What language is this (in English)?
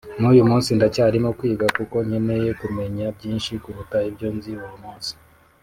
Kinyarwanda